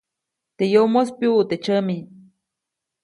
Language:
Copainalá Zoque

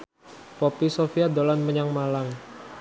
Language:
Javanese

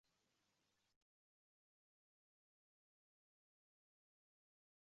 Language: Uzbek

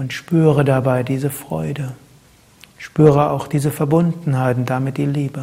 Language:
German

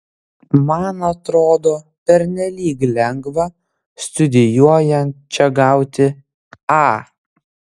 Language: Lithuanian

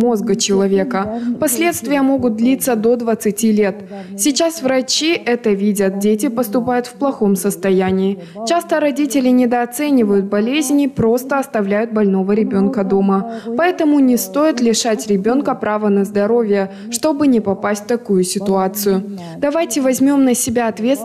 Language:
Russian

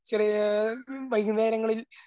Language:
Malayalam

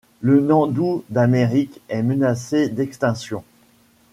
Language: French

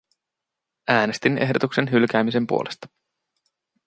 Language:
Finnish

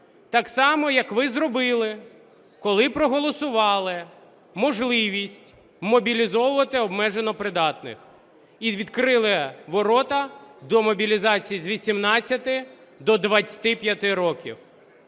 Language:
Ukrainian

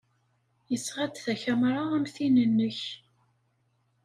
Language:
Kabyle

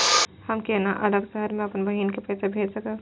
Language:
Maithili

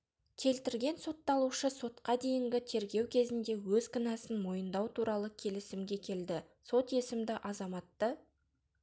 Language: Kazakh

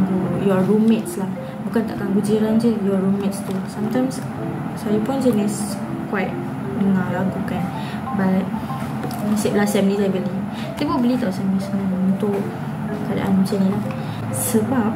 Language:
Malay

